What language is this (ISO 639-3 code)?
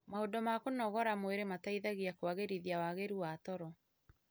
kik